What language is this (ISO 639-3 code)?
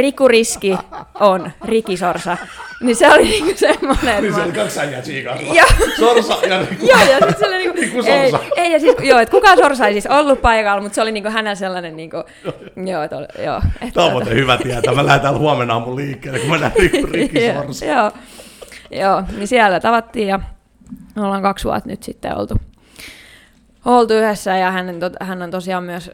fin